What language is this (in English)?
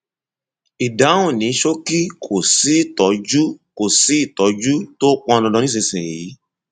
Yoruba